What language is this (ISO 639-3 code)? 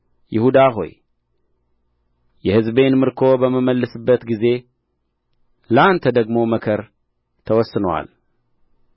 amh